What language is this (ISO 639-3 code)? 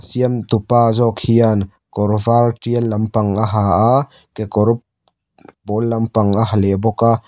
lus